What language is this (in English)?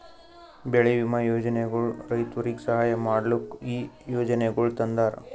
Kannada